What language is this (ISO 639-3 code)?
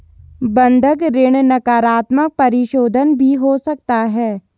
hin